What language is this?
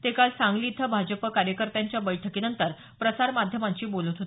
Marathi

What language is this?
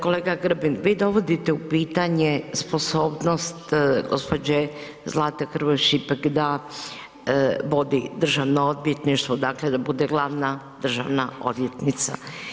Croatian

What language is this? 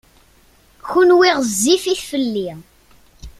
Kabyle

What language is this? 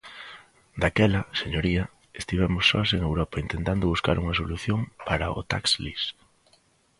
Galician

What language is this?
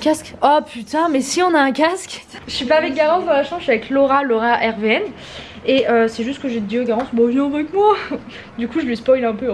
French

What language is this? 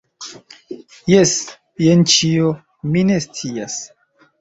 Esperanto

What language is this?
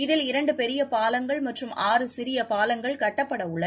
Tamil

